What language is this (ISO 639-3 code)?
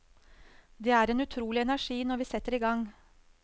nor